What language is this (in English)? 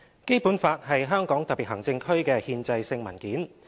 Cantonese